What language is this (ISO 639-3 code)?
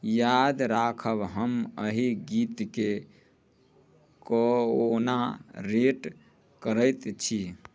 mai